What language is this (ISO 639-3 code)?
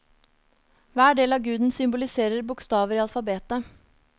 nor